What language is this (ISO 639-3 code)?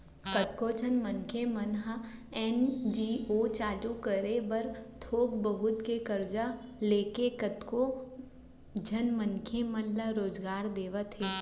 hne